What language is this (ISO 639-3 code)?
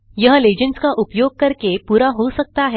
hin